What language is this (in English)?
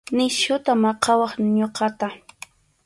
Arequipa-La Unión Quechua